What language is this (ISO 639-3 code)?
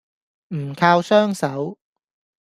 yue